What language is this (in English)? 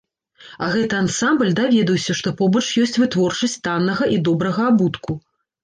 Belarusian